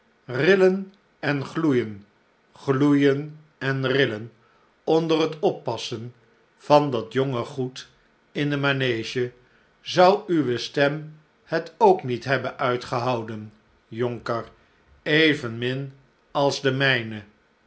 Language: Dutch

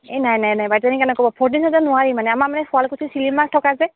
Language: Assamese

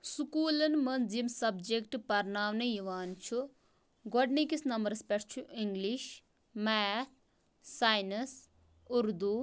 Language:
Kashmiri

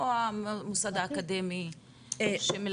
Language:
Hebrew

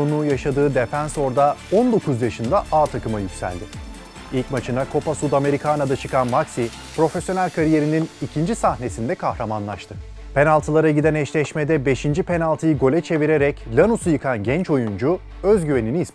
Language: Turkish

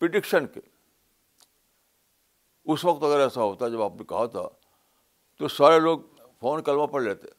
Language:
Urdu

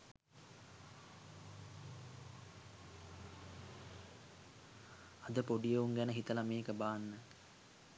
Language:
Sinhala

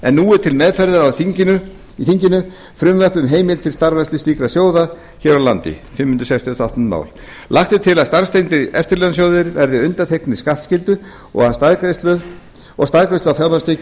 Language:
Icelandic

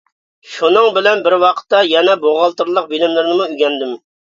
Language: Uyghur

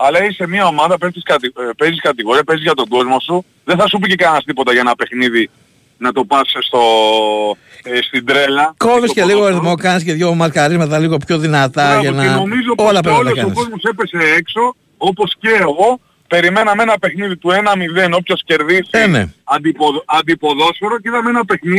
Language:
Greek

